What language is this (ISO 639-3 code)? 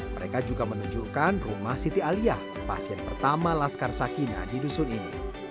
ind